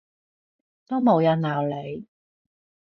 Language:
Cantonese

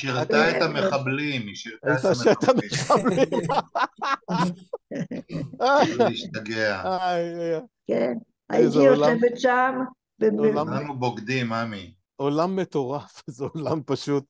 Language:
Hebrew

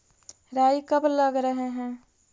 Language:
Magahi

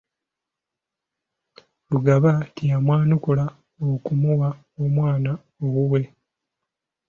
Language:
Ganda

